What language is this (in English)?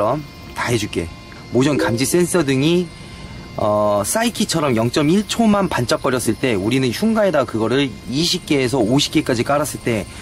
Korean